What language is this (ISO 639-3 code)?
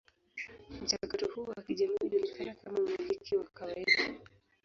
swa